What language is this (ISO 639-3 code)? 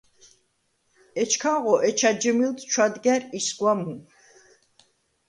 sva